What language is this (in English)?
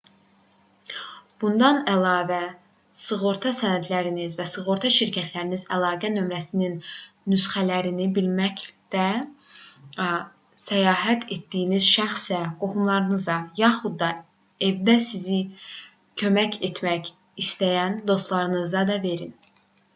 Azerbaijani